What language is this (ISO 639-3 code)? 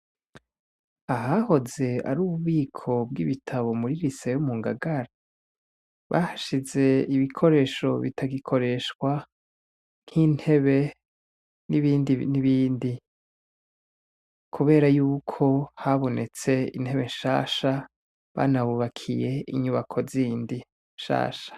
run